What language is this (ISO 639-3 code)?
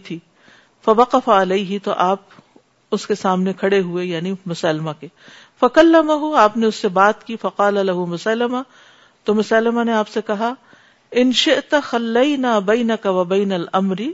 urd